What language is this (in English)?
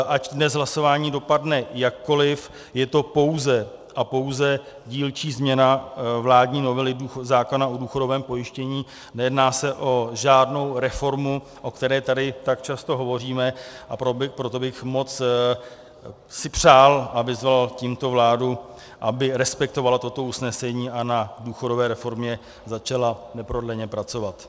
Czech